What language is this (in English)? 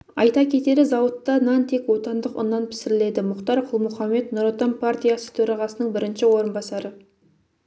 Kazakh